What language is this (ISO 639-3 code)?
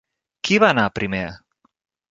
cat